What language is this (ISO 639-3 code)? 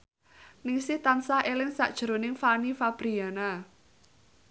jav